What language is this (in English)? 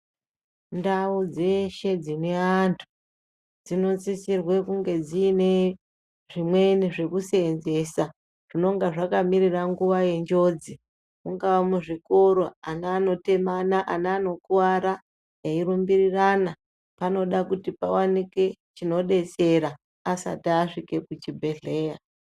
Ndau